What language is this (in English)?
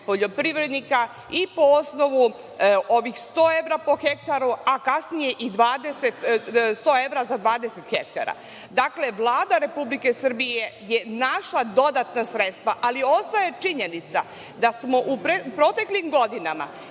Serbian